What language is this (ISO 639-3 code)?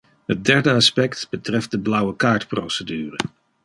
nld